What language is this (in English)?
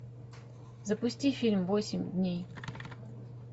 Russian